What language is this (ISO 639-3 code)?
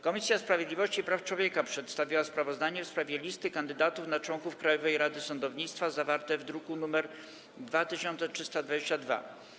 pol